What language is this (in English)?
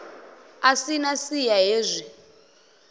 Venda